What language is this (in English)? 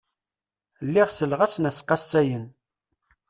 Kabyle